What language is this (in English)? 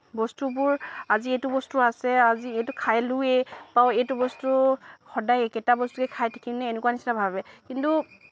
Assamese